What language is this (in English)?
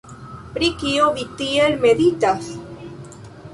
Esperanto